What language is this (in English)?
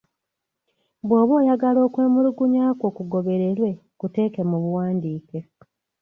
Ganda